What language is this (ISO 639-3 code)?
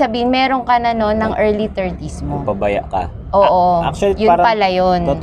fil